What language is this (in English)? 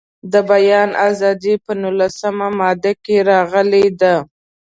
Pashto